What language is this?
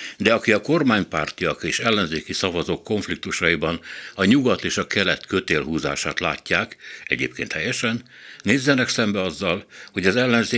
Hungarian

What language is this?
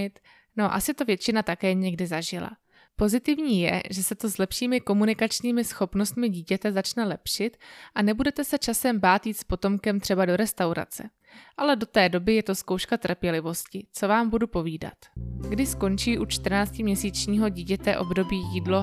Czech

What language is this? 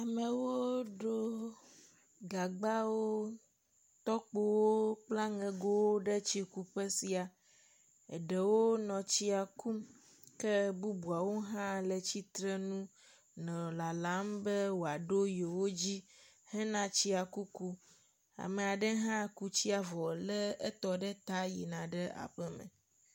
Ewe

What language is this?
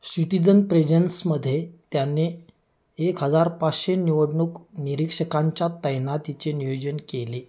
Marathi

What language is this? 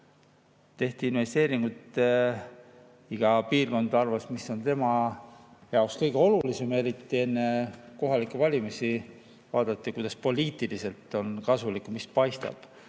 Estonian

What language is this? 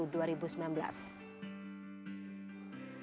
Indonesian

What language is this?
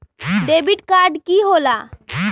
Magahi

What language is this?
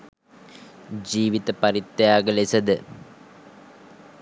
Sinhala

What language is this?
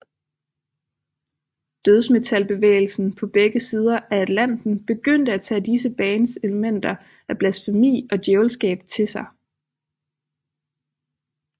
Danish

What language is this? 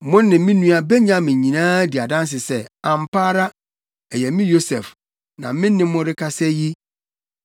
Akan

